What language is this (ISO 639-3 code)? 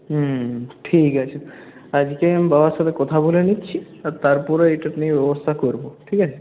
ben